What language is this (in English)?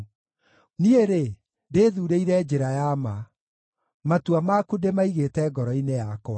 Kikuyu